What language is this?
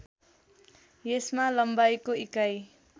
Nepali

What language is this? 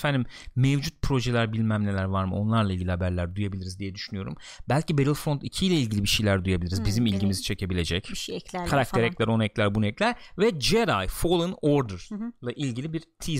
Turkish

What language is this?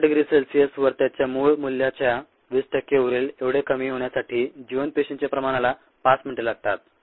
Marathi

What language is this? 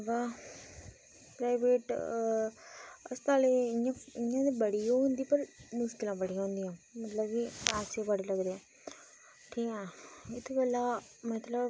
Dogri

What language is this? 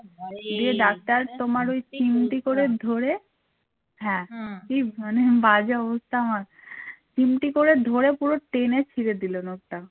Bangla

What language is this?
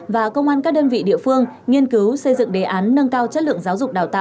Vietnamese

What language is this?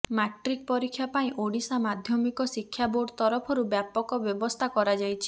Odia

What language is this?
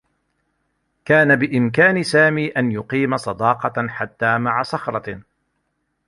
Arabic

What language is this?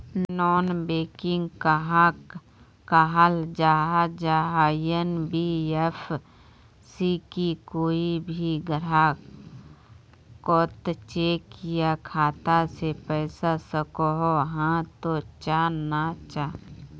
Magahi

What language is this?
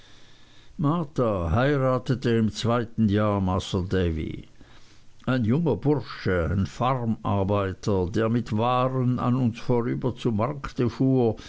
German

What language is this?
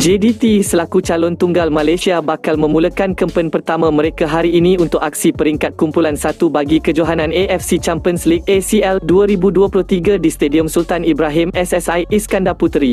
Malay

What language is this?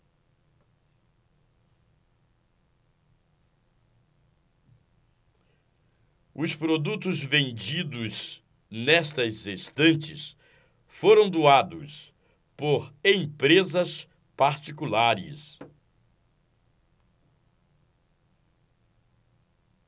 Portuguese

